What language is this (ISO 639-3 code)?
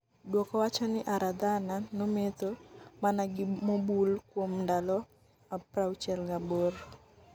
luo